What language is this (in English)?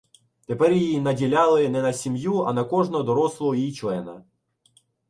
Ukrainian